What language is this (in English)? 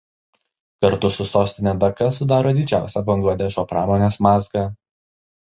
Lithuanian